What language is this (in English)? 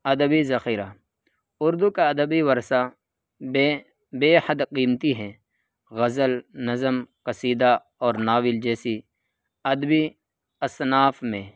Urdu